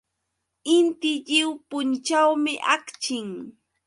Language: Yauyos Quechua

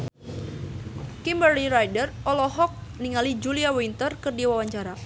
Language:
Sundanese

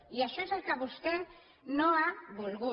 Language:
Catalan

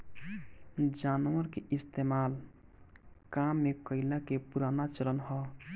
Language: Bhojpuri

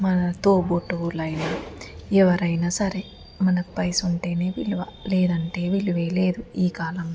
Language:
Telugu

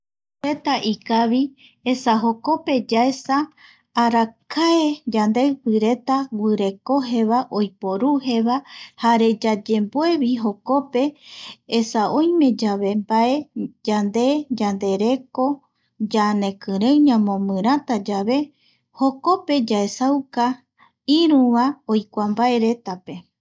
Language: Eastern Bolivian Guaraní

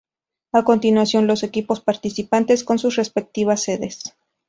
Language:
Spanish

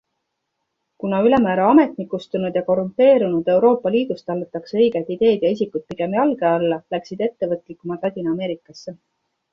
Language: Estonian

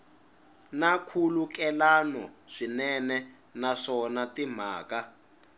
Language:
Tsonga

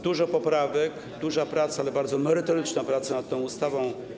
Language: Polish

